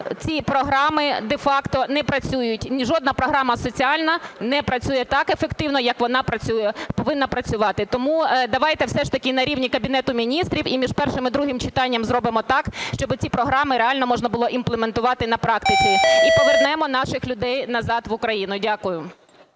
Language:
Ukrainian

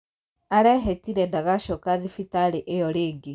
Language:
Kikuyu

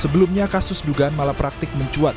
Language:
Indonesian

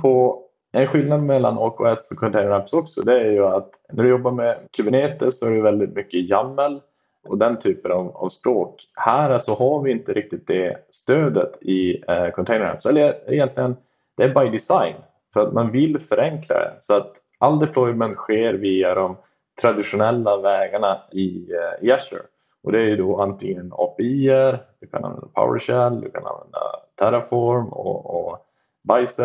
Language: Swedish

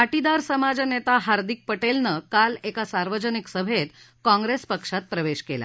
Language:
Marathi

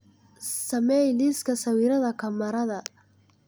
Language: Somali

